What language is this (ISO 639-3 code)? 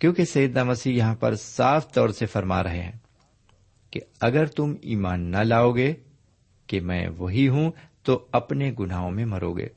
urd